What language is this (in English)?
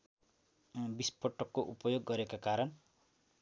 Nepali